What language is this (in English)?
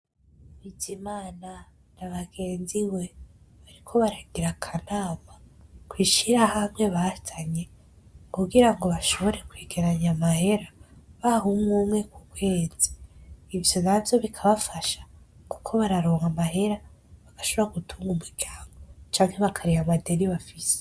Rundi